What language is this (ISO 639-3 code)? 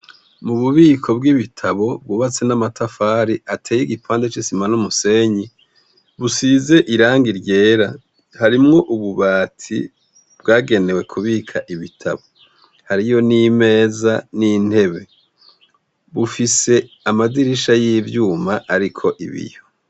run